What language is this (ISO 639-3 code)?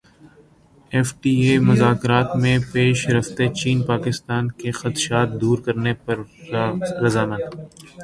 urd